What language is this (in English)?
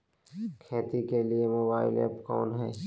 Magahi